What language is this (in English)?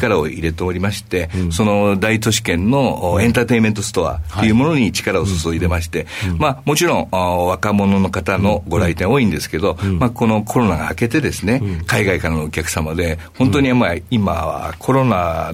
Japanese